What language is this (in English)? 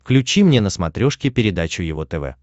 Russian